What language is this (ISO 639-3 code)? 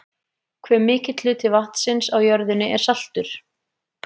isl